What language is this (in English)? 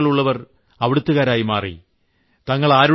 Malayalam